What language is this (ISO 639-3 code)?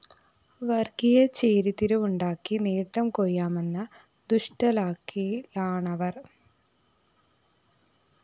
mal